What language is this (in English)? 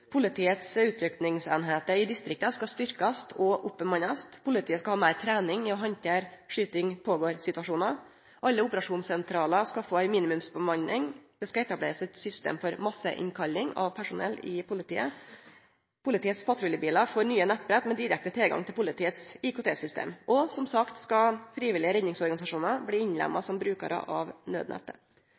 Norwegian Nynorsk